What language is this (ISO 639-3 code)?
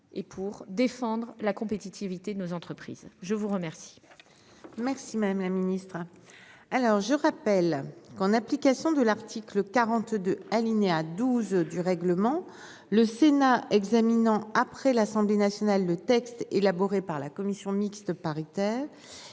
fra